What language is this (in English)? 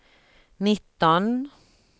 Swedish